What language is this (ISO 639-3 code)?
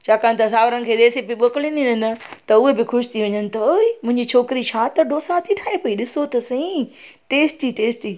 snd